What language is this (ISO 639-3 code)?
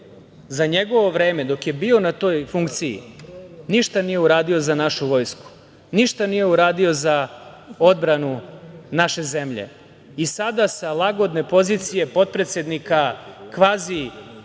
srp